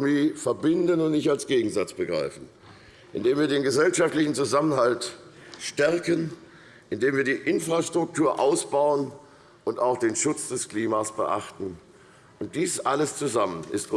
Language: German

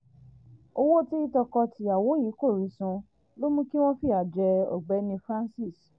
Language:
Yoruba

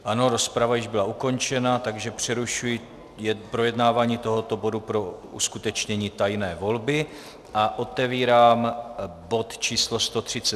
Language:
Czech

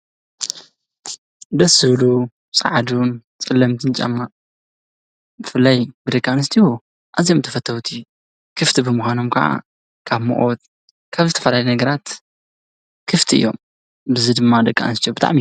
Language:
Tigrinya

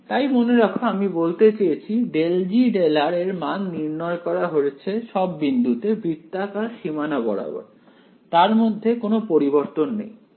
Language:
Bangla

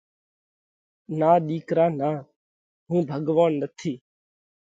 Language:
Parkari Koli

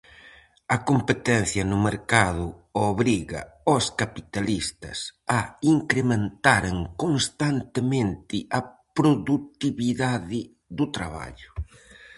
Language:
Galician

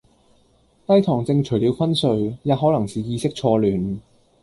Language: Cantonese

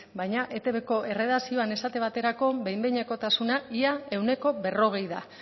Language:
Basque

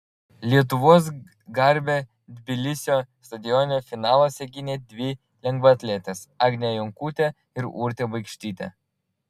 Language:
Lithuanian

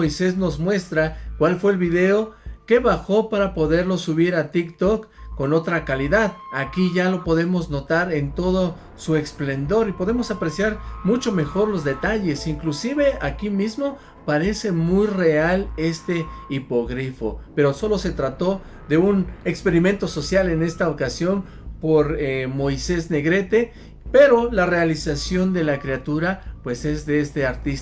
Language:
Spanish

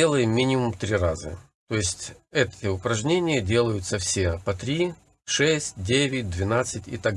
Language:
Russian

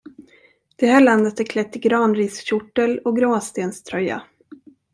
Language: Swedish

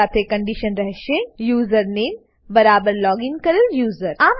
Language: Gujarati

